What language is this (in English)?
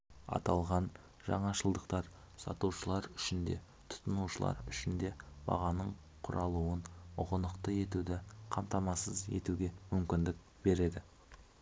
Kazakh